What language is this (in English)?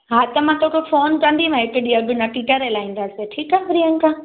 Sindhi